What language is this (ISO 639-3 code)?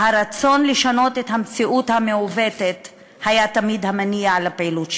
heb